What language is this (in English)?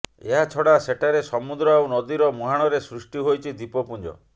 Odia